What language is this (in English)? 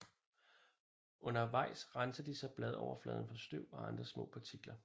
Danish